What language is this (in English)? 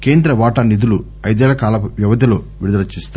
Telugu